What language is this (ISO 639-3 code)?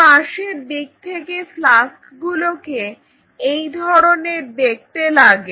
ben